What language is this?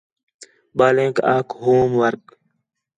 Khetrani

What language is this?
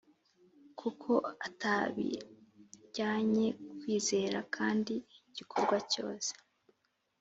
Kinyarwanda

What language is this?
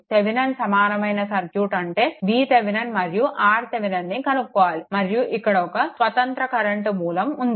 Telugu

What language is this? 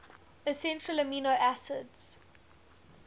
English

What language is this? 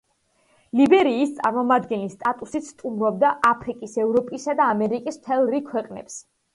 Georgian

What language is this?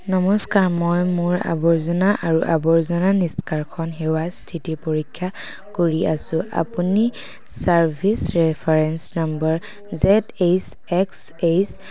Assamese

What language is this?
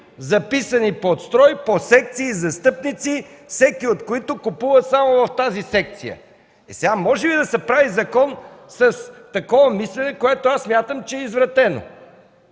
Bulgarian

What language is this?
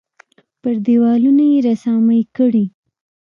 Pashto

